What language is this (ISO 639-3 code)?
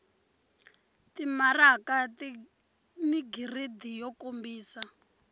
tso